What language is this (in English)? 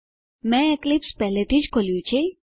Gujarati